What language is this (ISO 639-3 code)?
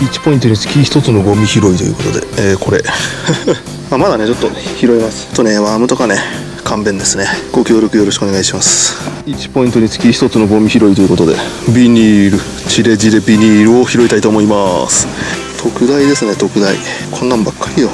jpn